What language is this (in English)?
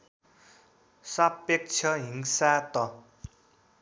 Nepali